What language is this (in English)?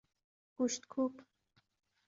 Persian